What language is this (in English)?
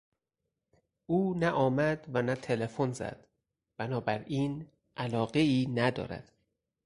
Persian